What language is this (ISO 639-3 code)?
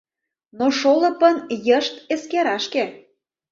chm